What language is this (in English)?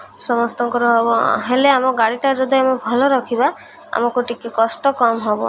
Odia